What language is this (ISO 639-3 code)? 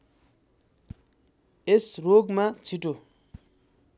nep